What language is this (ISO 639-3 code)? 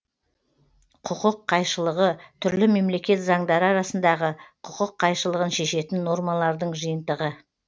kaz